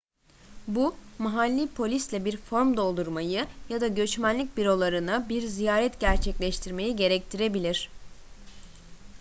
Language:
Turkish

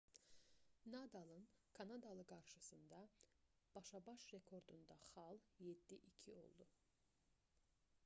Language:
Azerbaijani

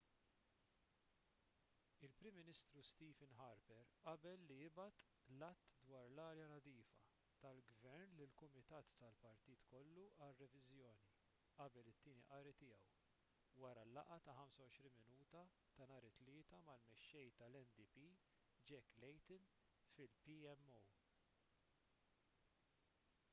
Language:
Maltese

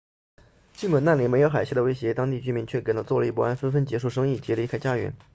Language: Chinese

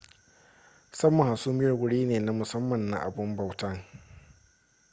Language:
Hausa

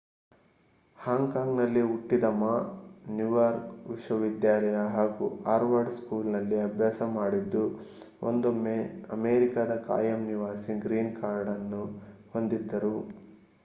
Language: Kannada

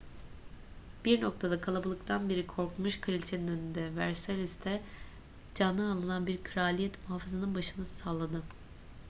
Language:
Turkish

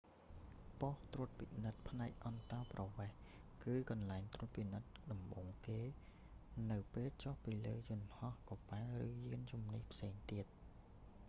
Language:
Khmer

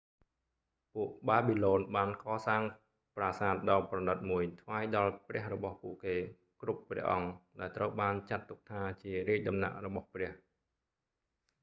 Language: Khmer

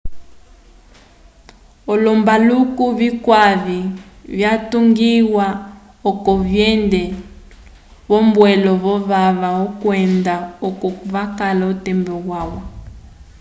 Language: Umbundu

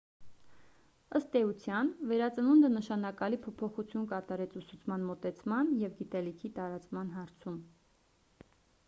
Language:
Armenian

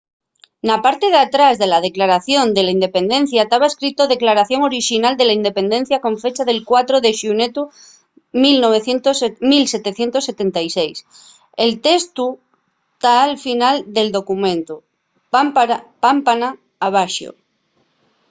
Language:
Asturian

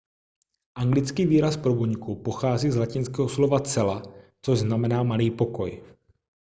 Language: Czech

